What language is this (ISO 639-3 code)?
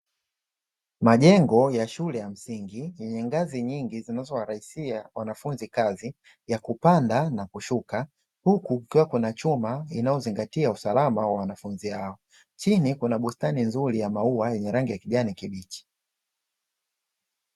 swa